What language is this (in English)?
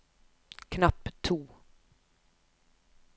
Norwegian